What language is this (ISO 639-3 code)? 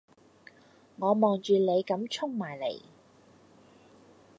yue